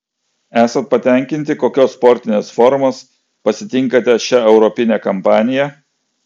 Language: Lithuanian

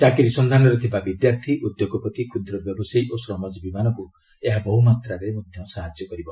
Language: Odia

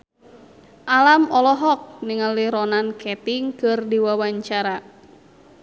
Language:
Sundanese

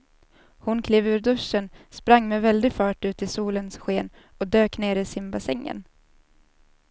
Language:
Swedish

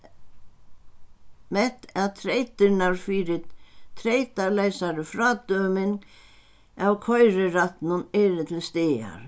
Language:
Faroese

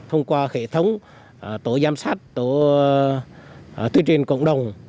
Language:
Vietnamese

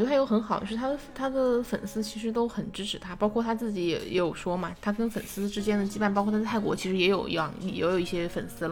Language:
Chinese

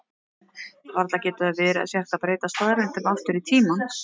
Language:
Icelandic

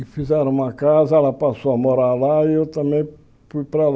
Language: Portuguese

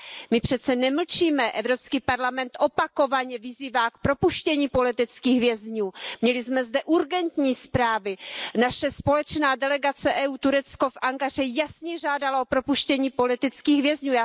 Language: Czech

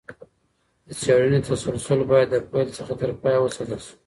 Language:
Pashto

